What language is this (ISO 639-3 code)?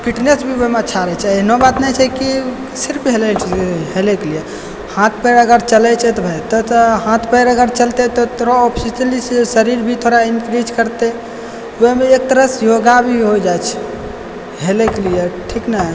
mai